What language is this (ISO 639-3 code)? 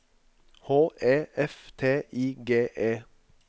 nor